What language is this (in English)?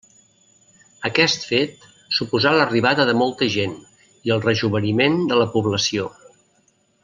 Catalan